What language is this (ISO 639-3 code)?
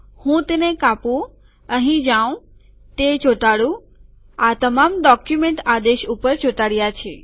guj